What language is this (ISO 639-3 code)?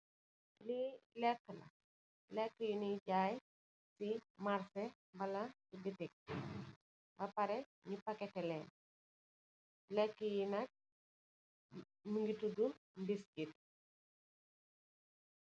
wol